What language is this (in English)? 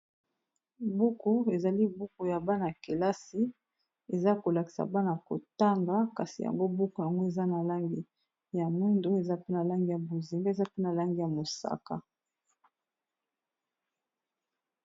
Lingala